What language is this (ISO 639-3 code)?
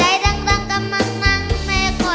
tha